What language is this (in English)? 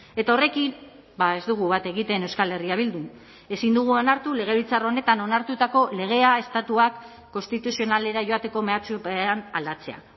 Basque